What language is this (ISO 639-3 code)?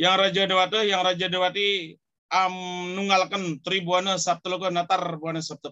ind